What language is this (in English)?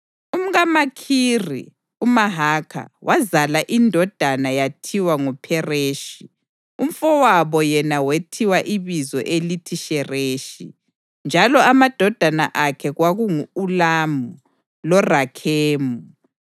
North Ndebele